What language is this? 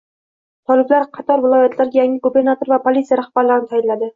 Uzbek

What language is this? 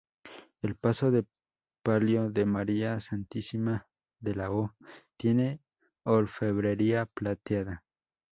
Spanish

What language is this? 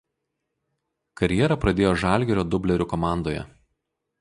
Lithuanian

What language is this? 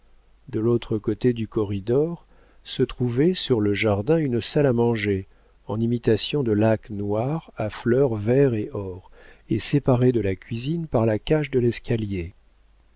French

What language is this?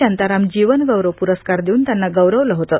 Marathi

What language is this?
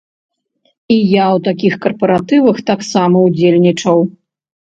Belarusian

